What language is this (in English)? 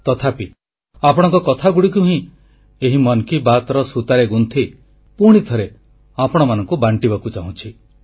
Odia